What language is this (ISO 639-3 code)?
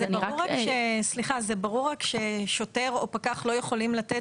heb